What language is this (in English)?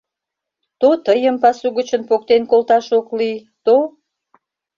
Mari